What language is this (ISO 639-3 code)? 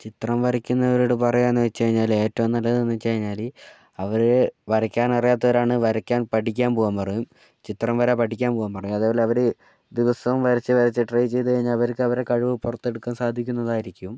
mal